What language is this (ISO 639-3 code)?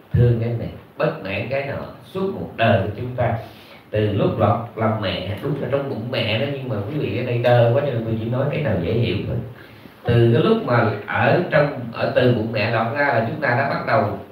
vie